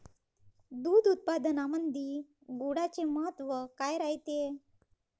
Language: Marathi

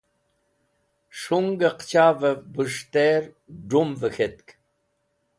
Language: Wakhi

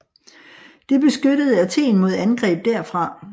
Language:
Danish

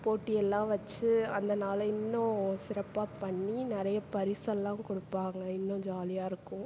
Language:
Tamil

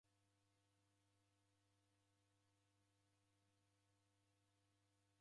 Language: Taita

